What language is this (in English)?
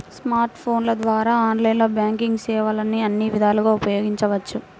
Telugu